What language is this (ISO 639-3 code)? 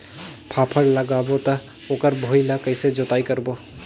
hne